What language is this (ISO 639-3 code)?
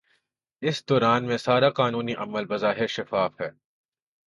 urd